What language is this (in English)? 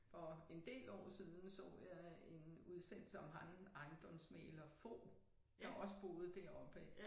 Danish